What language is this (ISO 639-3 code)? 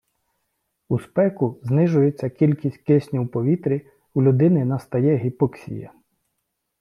ukr